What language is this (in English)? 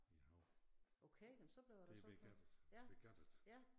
Danish